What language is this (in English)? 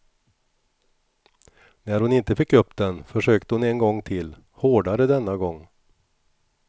Swedish